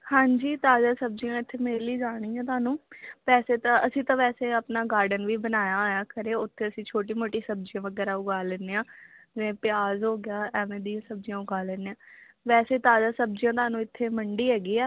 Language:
Punjabi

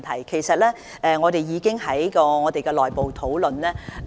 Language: Cantonese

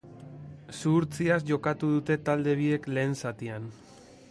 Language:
Basque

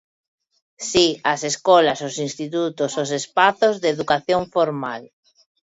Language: Galician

